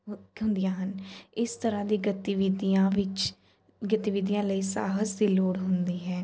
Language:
Punjabi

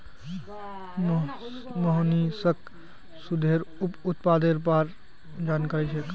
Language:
Magahi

